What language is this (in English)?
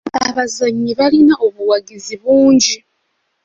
Ganda